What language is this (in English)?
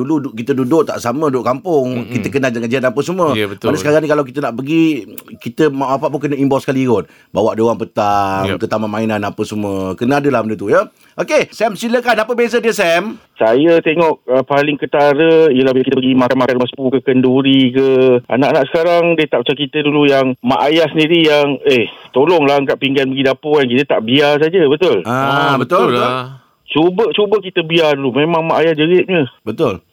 Malay